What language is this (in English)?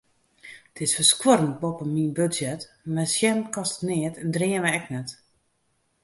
Western Frisian